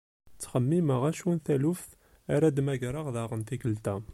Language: Kabyle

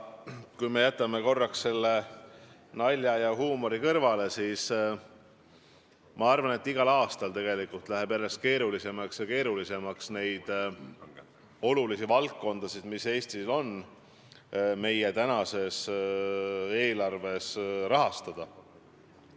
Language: Estonian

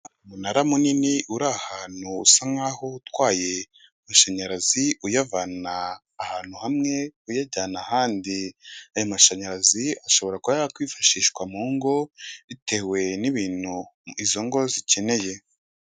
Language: Kinyarwanda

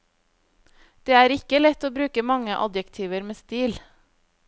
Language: Norwegian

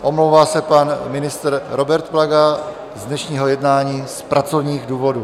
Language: Czech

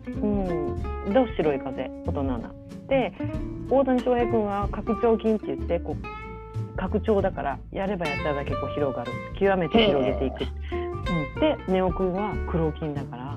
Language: Japanese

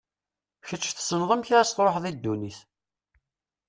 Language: Kabyle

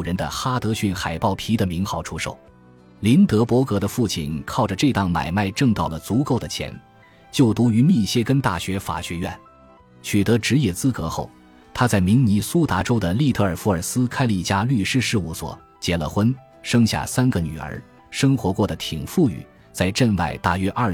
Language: Chinese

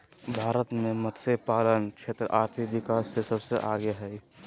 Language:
Magahi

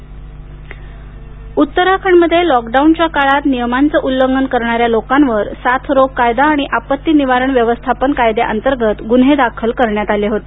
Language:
Marathi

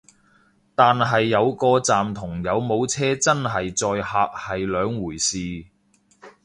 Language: Cantonese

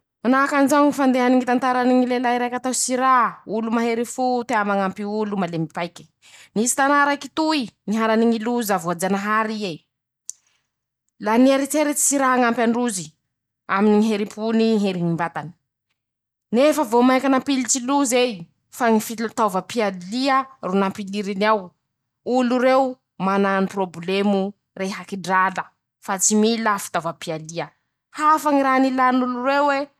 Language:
Masikoro Malagasy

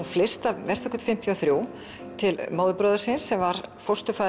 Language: Icelandic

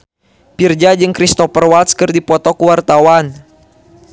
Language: Sundanese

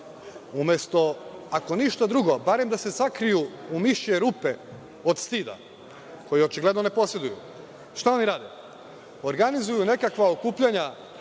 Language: Serbian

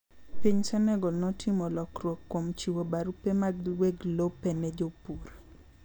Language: Luo (Kenya and Tanzania)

